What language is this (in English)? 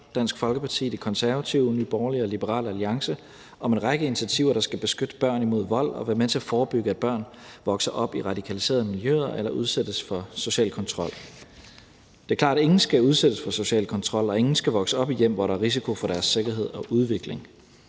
Danish